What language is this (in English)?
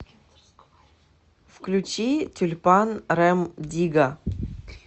Russian